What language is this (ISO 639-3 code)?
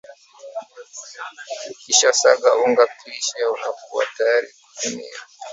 swa